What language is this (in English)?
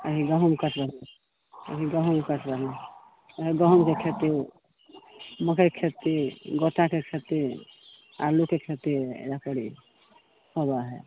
Maithili